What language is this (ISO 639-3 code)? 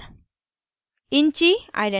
hin